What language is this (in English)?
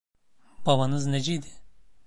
Turkish